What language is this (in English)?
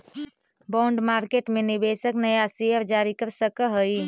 Magahi